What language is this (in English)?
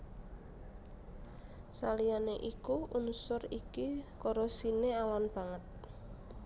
Javanese